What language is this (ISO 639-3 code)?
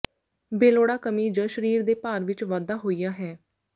pan